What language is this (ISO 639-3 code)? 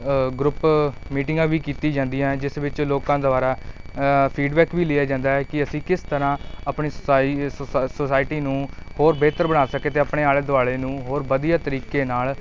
pan